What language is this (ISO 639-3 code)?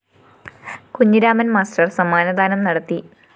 mal